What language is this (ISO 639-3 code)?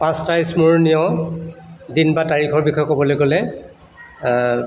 asm